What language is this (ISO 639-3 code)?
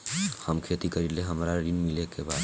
bho